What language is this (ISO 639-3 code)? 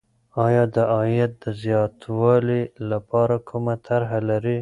pus